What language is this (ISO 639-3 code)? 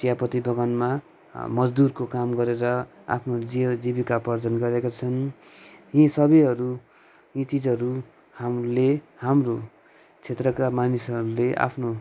nep